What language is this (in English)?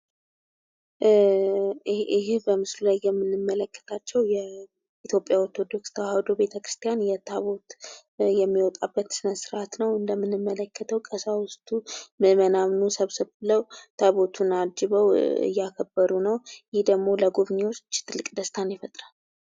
Amharic